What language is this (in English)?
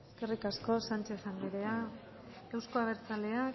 Basque